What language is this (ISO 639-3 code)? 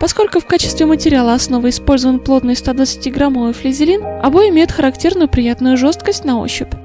rus